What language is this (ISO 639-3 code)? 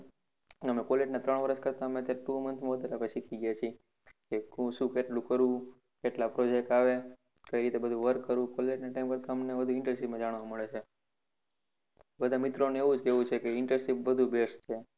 guj